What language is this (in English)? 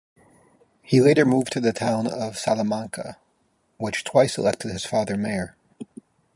English